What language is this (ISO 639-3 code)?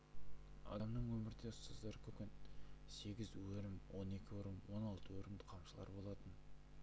kaz